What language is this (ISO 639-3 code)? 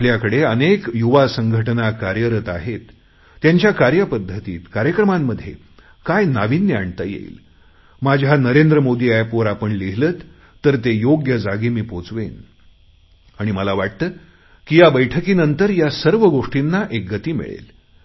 mar